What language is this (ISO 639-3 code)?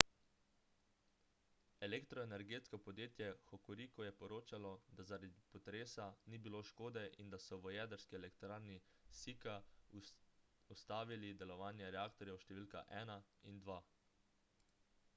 slv